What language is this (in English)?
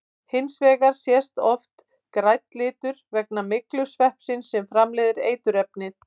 Icelandic